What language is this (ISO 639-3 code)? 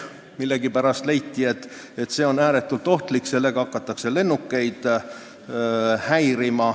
est